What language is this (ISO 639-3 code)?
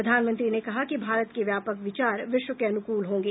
hin